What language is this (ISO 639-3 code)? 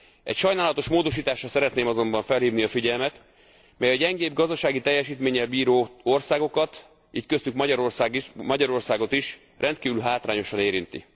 hun